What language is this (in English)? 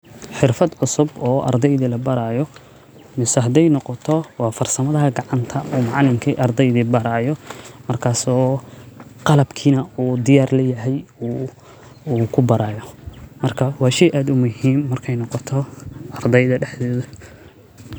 Somali